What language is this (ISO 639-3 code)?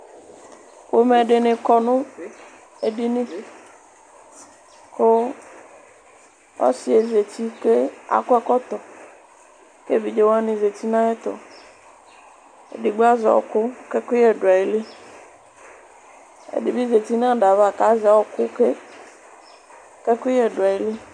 kpo